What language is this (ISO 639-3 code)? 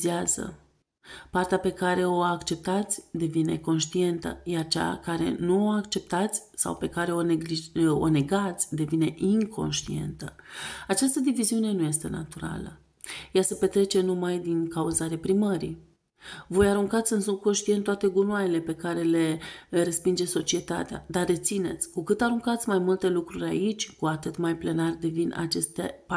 ron